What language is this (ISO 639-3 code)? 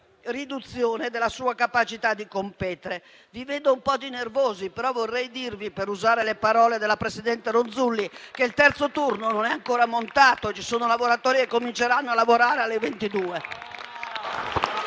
ita